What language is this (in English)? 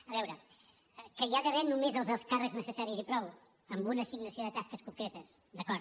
Catalan